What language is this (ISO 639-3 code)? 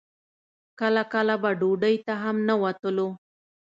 pus